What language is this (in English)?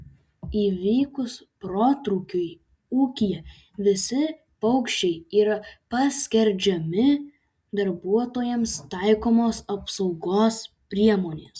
Lithuanian